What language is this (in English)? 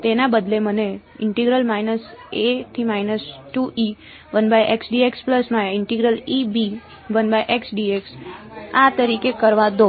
Gujarati